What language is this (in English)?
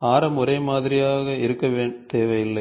Tamil